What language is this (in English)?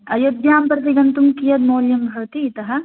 Sanskrit